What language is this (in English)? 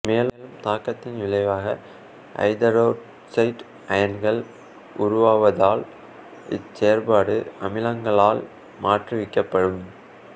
Tamil